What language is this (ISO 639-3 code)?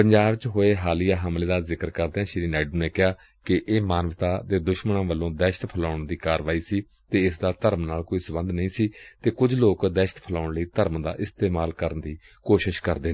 pan